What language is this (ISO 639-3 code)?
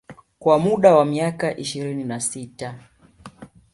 swa